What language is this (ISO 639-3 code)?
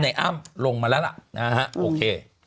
tha